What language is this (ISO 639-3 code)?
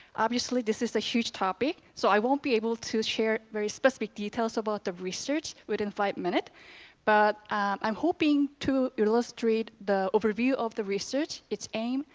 eng